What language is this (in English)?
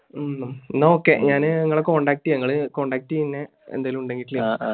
Malayalam